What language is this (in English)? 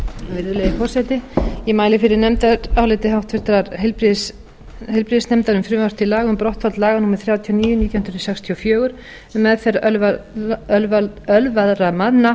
Icelandic